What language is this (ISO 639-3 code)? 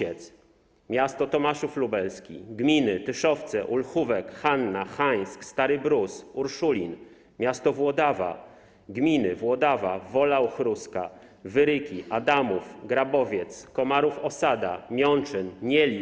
pol